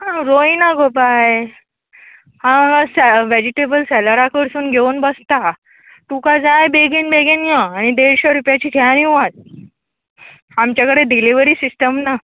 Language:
Konkani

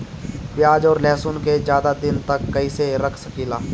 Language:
Bhojpuri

